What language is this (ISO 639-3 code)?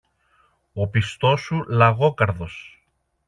ell